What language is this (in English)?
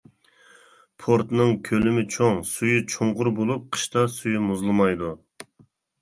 Uyghur